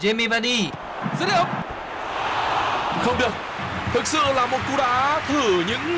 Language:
Vietnamese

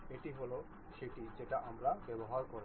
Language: Bangla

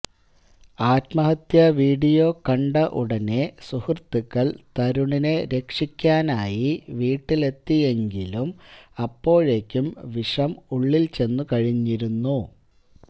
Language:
Malayalam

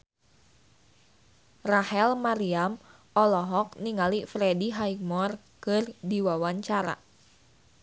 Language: Sundanese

